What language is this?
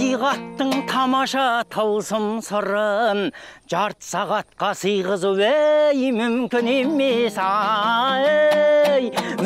Turkish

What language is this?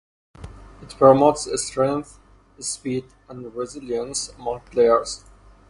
English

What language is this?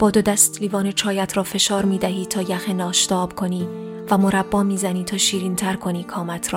Persian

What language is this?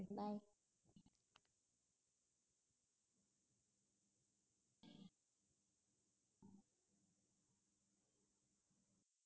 Tamil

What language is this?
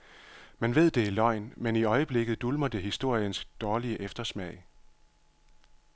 Danish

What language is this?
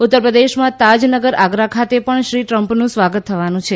Gujarati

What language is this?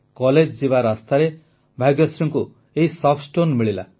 Odia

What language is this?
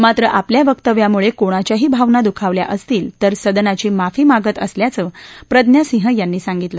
Marathi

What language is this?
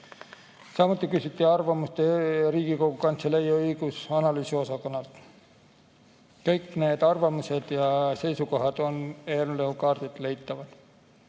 Estonian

